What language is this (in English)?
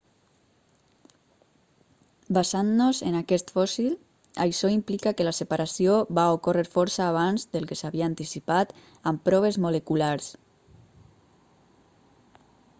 Catalan